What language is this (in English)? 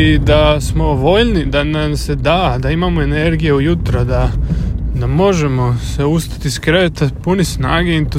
Croatian